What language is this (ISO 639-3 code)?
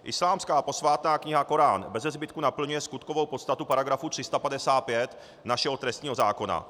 ces